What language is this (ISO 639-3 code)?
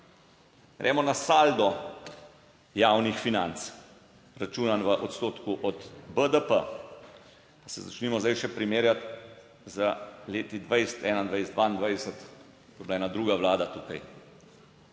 slv